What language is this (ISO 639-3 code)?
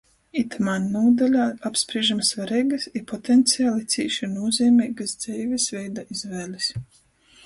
ltg